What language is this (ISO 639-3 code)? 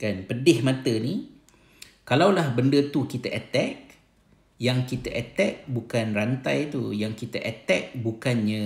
msa